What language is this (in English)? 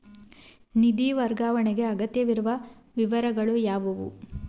Kannada